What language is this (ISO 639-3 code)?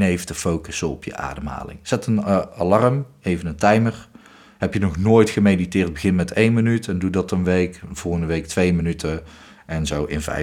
nld